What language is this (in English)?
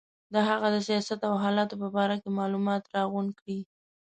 Pashto